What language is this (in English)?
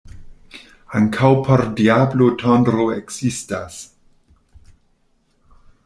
Esperanto